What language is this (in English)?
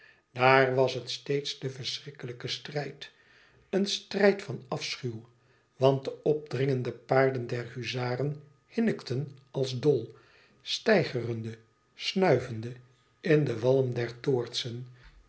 Dutch